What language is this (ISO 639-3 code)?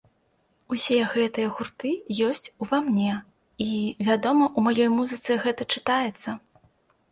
bel